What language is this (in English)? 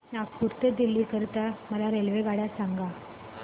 Marathi